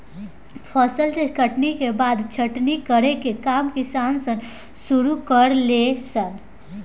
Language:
Bhojpuri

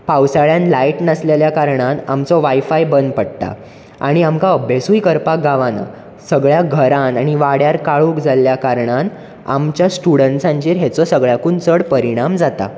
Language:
Konkani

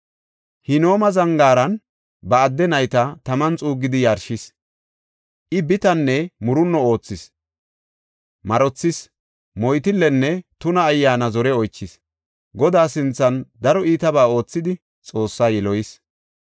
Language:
Gofa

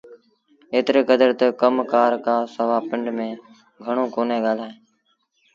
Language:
Sindhi Bhil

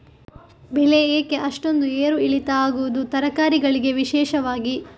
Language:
Kannada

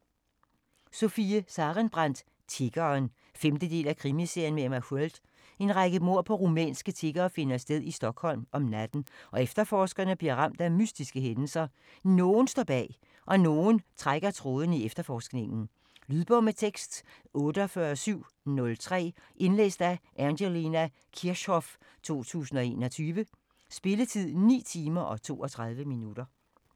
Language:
Danish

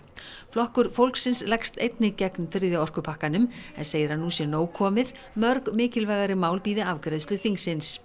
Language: Icelandic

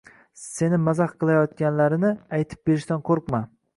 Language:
Uzbek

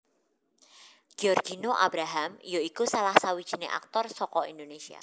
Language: Javanese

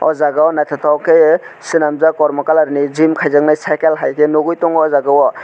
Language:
Kok Borok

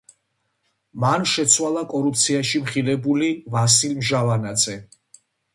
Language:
Georgian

